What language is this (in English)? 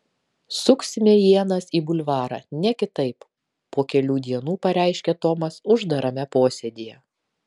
Lithuanian